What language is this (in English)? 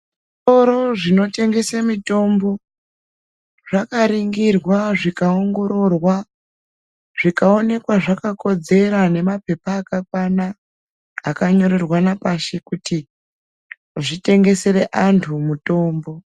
Ndau